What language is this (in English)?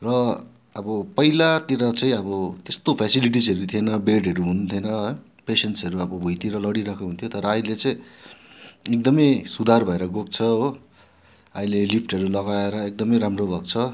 Nepali